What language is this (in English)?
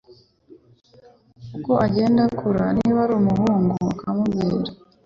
Kinyarwanda